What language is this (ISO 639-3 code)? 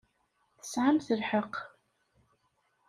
kab